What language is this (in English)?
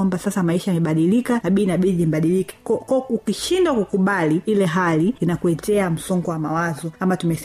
Swahili